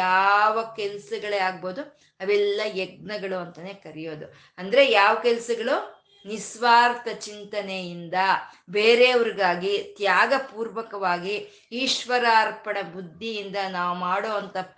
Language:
Kannada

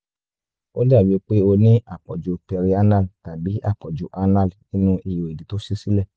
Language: Yoruba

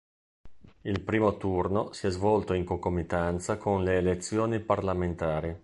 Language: Italian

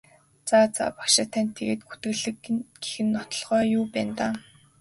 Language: Mongolian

